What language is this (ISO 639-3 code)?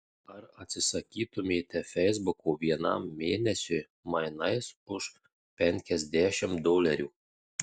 lit